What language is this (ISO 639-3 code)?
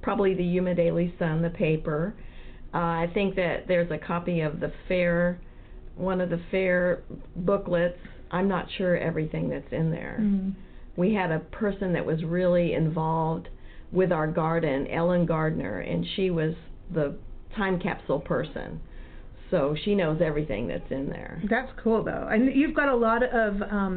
eng